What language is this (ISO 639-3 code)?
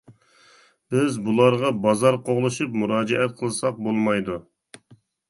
uig